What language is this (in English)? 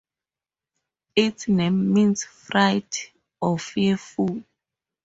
English